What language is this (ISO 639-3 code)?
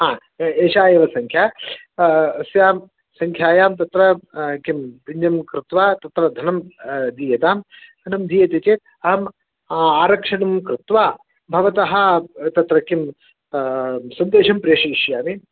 san